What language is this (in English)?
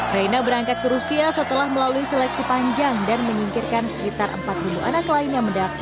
Indonesian